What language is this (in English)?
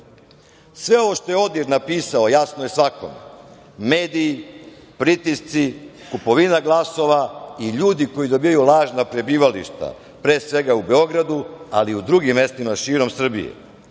Serbian